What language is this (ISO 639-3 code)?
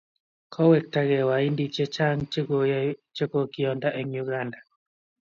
kln